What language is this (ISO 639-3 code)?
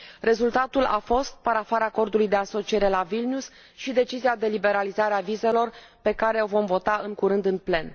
ron